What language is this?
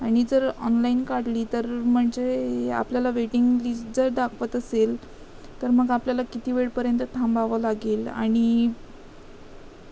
Marathi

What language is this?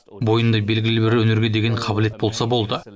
Kazakh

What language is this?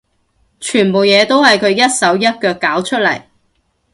Cantonese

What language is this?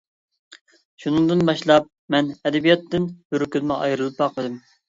Uyghur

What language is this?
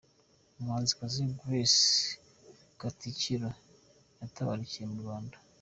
Kinyarwanda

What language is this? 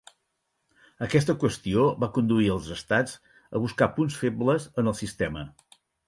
Catalan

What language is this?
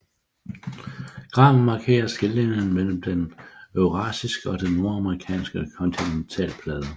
Danish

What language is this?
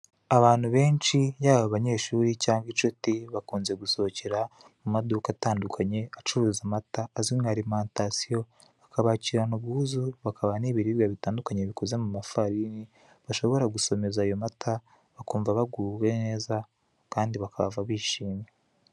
Kinyarwanda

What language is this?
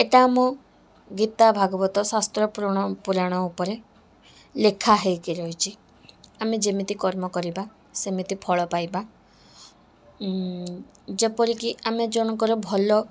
Odia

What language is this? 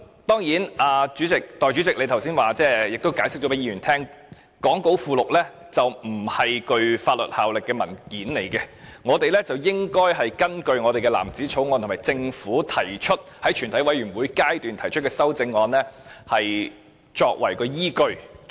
Cantonese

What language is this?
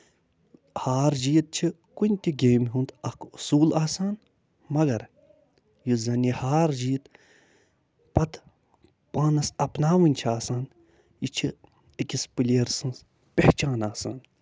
Kashmiri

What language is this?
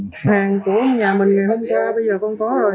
Vietnamese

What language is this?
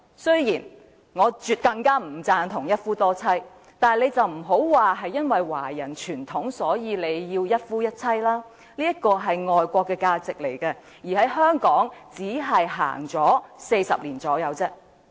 Cantonese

